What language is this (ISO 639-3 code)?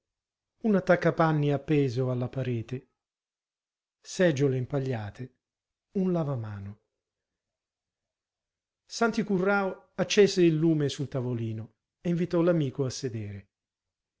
ita